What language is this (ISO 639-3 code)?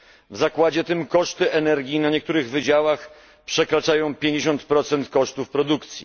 pol